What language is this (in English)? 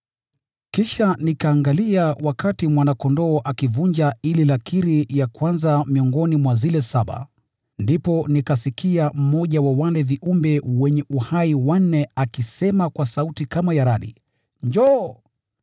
Swahili